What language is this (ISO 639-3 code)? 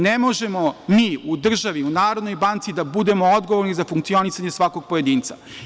srp